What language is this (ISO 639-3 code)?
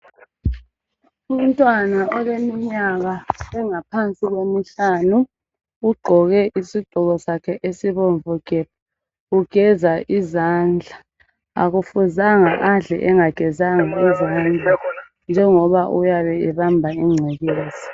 nde